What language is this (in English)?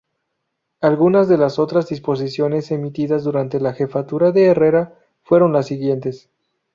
Spanish